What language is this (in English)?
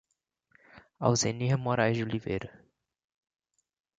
Portuguese